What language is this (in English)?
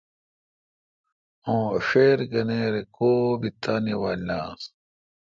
Kalkoti